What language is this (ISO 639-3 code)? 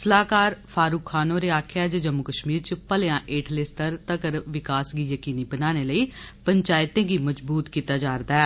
doi